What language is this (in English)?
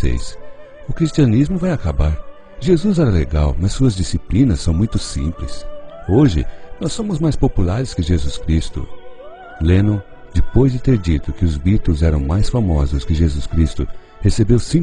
Portuguese